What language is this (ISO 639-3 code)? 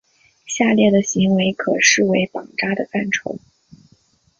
zho